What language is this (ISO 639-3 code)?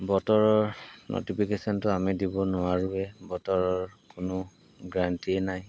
asm